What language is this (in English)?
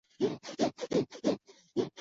Chinese